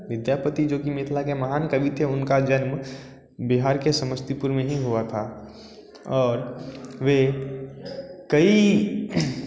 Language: Hindi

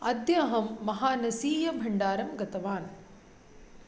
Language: Sanskrit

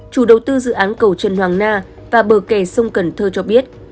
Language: Vietnamese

